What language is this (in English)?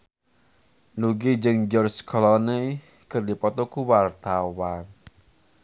Sundanese